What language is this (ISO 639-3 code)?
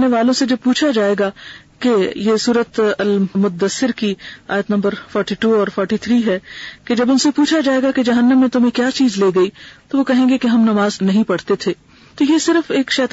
urd